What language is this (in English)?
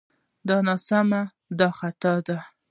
Pashto